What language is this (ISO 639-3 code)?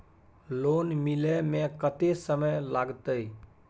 mai